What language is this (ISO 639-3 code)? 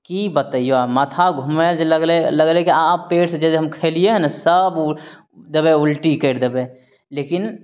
mai